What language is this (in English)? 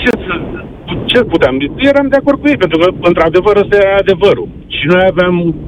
Romanian